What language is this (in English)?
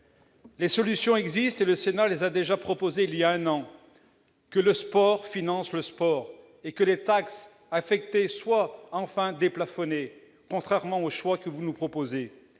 French